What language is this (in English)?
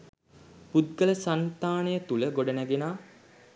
Sinhala